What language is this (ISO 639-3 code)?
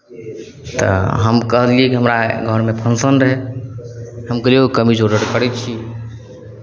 mai